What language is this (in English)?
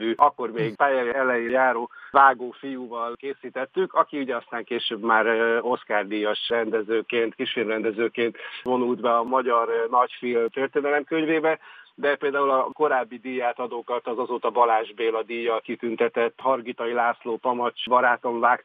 Hungarian